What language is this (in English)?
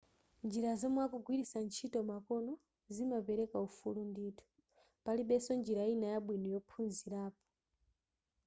Nyanja